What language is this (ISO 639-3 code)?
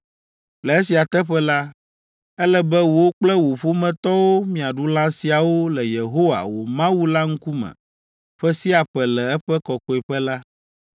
ewe